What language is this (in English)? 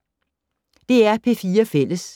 Danish